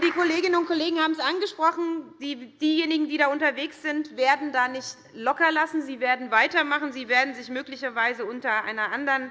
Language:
German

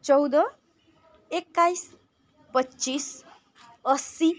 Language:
Nepali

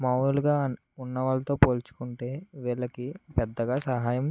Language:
Telugu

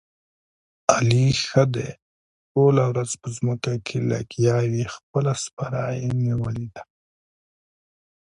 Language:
Pashto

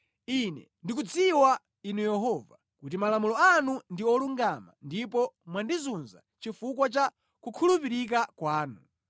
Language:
Nyanja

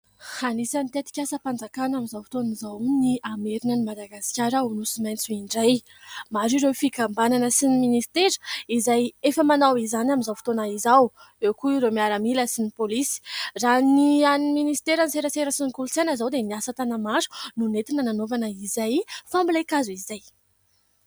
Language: Malagasy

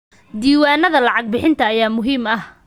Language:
Somali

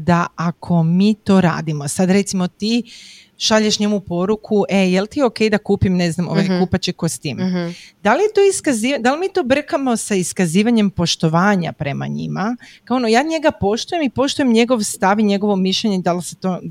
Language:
Croatian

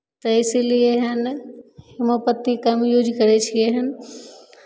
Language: Maithili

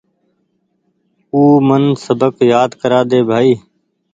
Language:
Goaria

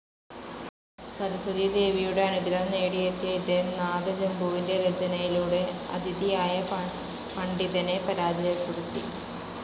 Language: Malayalam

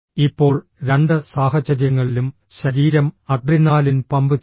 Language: Malayalam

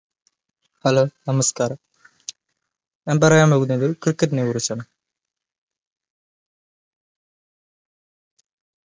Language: Malayalam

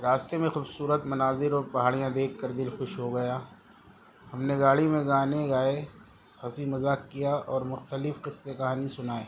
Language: Urdu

